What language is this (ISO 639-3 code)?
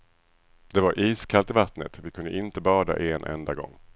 swe